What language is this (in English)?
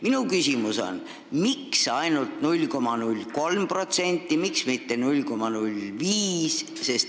Estonian